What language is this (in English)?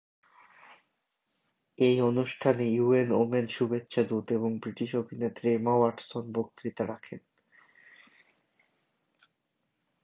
Bangla